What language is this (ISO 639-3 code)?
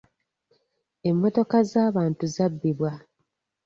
lug